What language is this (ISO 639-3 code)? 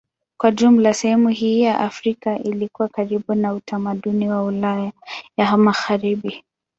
swa